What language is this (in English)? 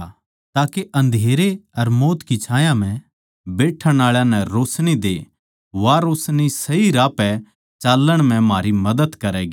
Haryanvi